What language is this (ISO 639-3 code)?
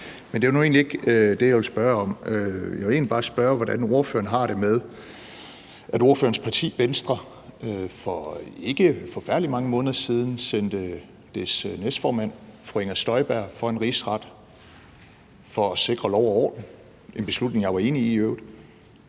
dan